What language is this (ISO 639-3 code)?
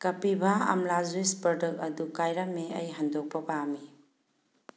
mni